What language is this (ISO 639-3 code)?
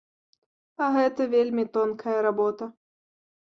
bel